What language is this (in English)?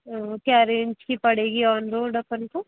Hindi